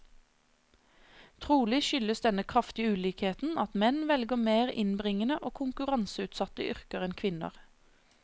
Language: Norwegian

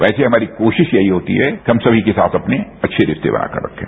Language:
Hindi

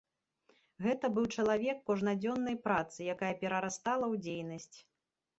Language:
Belarusian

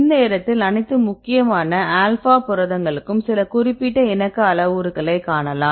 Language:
Tamil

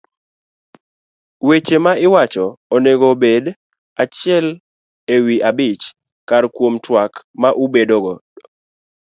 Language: Luo (Kenya and Tanzania)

